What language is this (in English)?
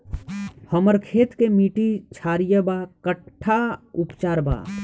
Bhojpuri